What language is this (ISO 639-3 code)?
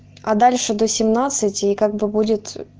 rus